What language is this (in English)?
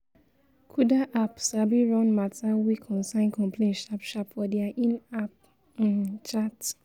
Nigerian Pidgin